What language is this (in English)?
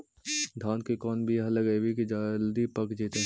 Magahi